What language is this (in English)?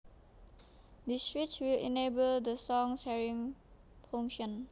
Javanese